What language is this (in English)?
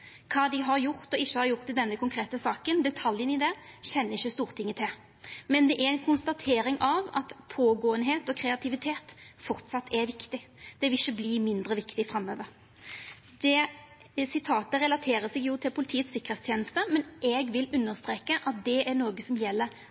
Norwegian Nynorsk